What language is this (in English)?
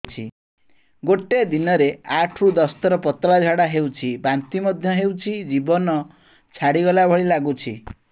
Odia